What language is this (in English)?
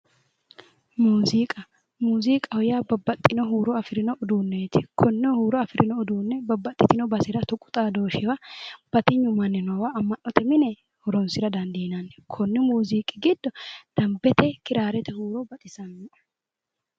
Sidamo